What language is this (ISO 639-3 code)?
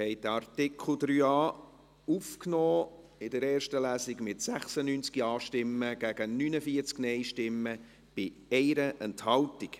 gsw